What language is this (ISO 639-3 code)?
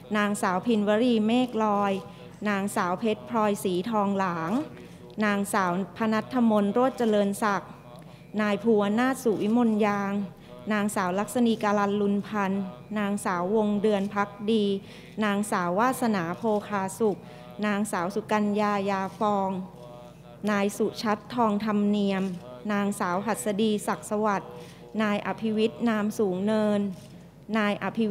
tha